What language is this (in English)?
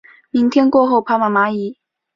Chinese